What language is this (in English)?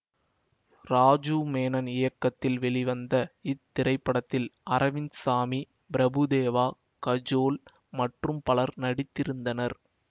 Tamil